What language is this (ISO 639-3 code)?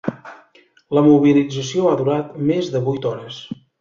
cat